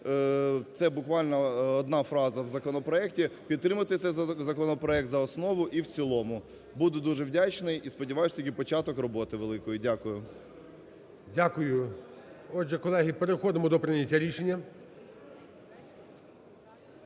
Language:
Ukrainian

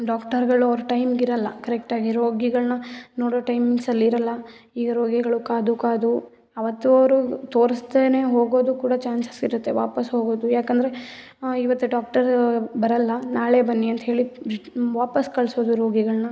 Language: Kannada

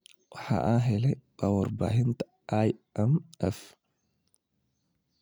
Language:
Somali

